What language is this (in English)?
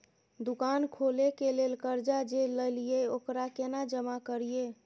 Maithili